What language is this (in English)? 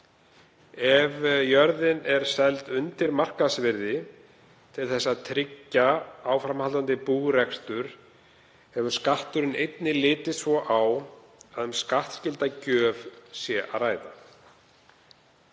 Icelandic